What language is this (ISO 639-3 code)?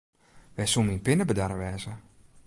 fry